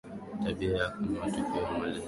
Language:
Swahili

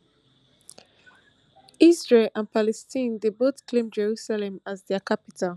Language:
Nigerian Pidgin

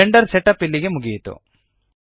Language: Kannada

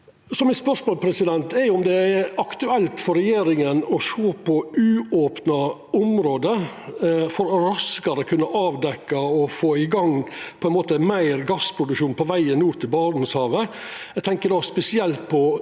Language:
Norwegian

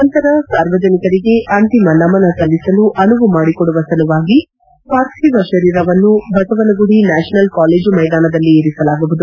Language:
Kannada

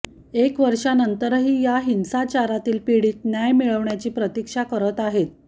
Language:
Marathi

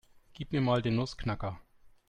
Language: German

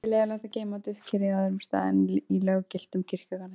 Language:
Icelandic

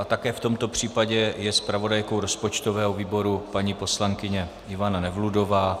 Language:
Czech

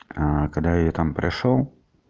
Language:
Russian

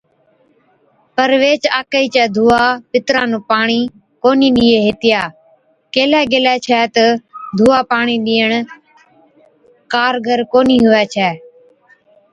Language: Od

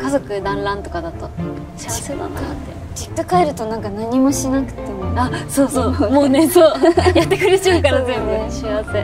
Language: Japanese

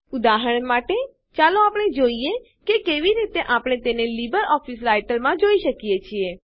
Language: Gujarati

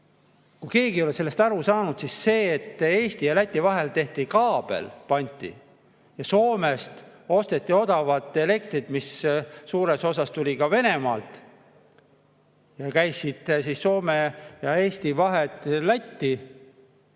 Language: Estonian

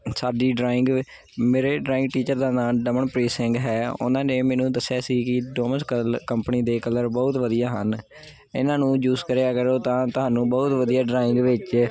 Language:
Punjabi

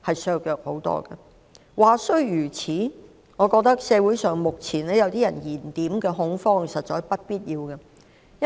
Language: Cantonese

